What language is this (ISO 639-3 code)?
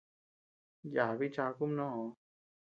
cux